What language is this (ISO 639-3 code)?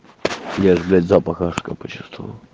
rus